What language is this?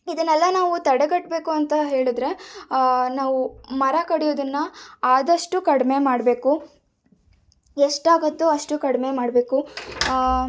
Kannada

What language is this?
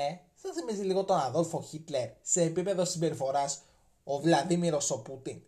Greek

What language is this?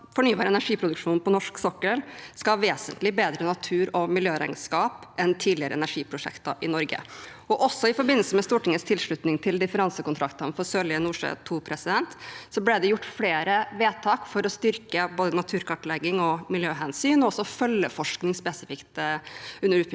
Norwegian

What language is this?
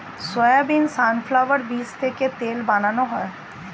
Bangla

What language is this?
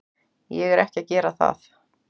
Icelandic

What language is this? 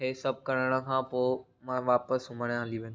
Sindhi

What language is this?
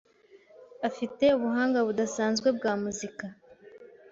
Kinyarwanda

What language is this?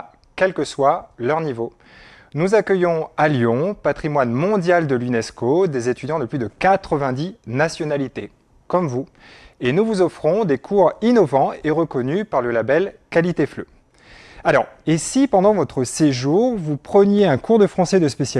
French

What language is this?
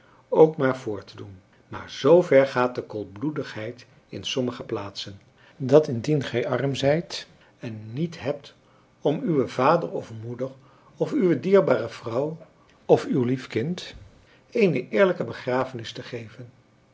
Dutch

